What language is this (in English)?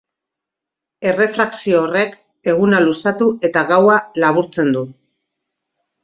Basque